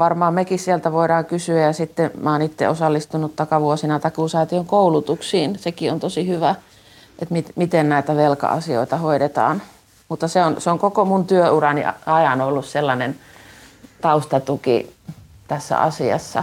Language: Finnish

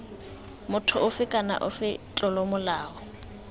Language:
Tswana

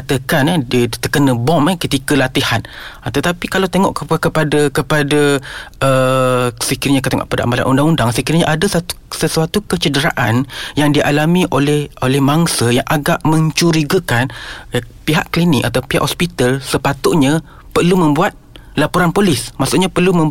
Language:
Malay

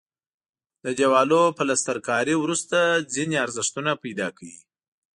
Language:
Pashto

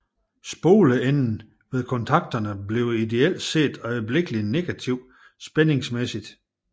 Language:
Danish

